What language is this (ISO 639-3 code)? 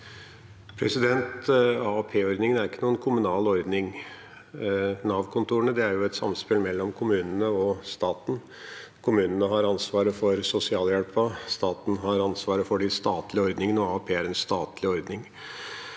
nor